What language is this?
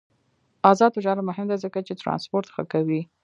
Pashto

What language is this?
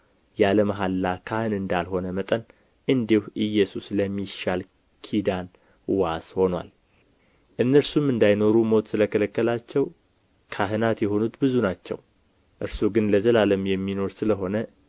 Amharic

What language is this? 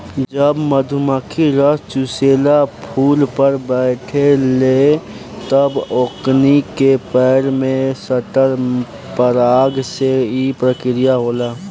Bhojpuri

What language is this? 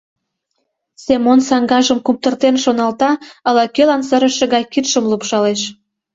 Mari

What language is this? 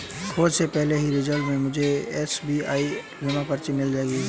Hindi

